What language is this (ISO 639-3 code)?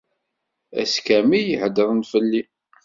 kab